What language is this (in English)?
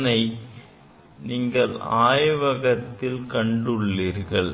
Tamil